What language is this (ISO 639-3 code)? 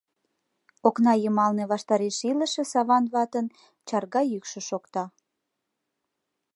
chm